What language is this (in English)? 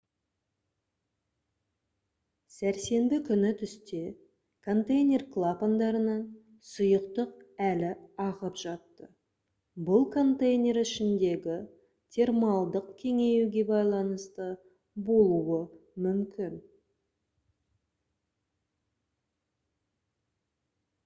Kazakh